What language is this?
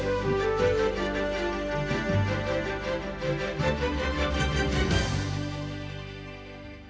Ukrainian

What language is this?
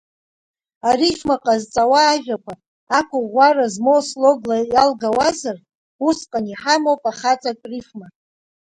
Abkhazian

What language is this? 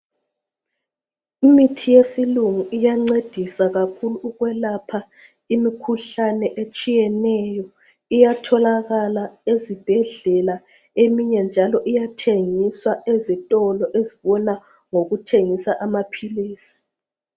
North Ndebele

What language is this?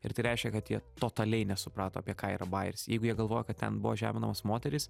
Lithuanian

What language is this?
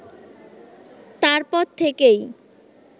Bangla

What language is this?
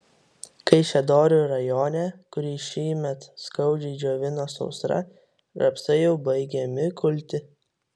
Lithuanian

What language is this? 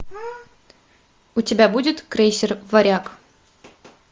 Russian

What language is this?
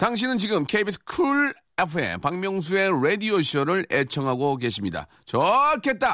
Korean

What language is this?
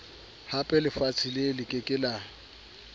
Southern Sotho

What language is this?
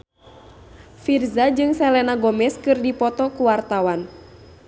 Sundanese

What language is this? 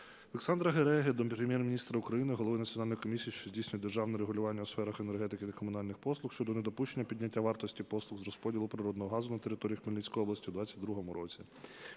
Ukrainian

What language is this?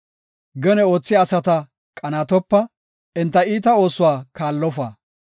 Gofa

